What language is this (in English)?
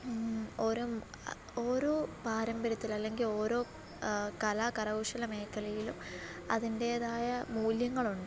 Malayalam